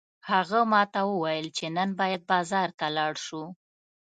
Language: Pashto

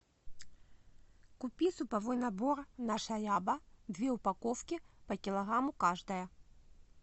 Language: Russian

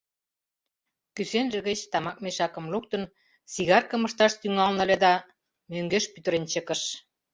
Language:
Mari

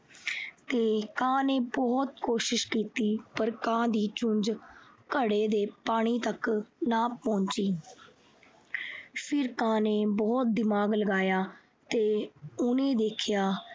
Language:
Punjabi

